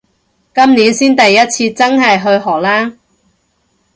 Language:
Cantonese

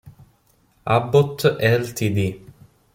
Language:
Italian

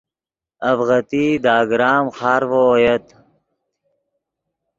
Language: Yidgha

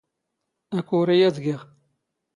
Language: Standard Moroccan Tamazight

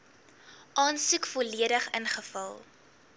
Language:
Afrikaans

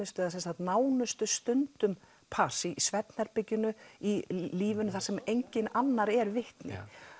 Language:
Icelandic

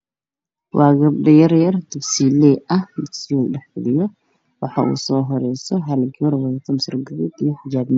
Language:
Somali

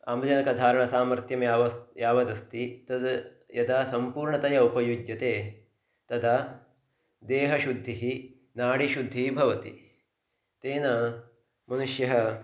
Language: Sanskrit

